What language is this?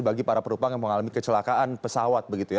Indonesian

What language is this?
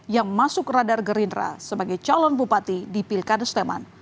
Indonesian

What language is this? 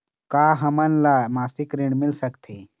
Chhattisgarhi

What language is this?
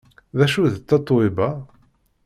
Kabyle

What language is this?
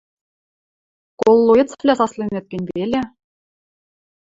Western Mari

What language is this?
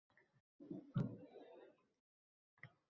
Uzbek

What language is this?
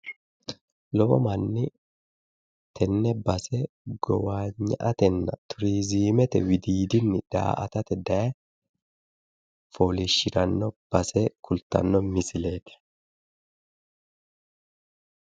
Sidamo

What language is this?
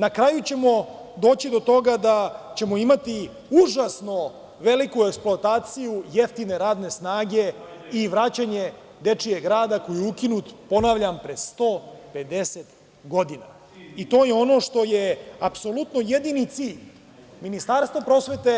Serbian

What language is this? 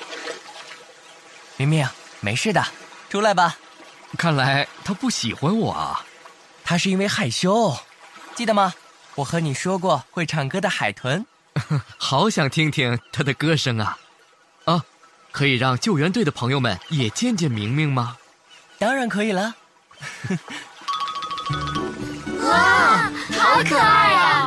Chinese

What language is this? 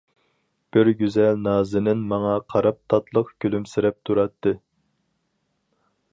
Uyghur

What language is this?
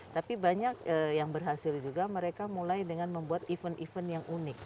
Indonesian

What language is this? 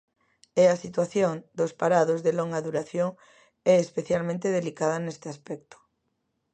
Galician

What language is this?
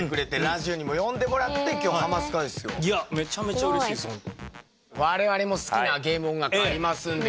Japanese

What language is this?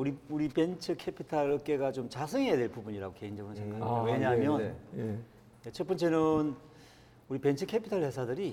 Korean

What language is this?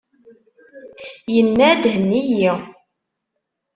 Kabyle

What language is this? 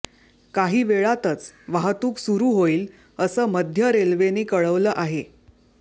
Marathi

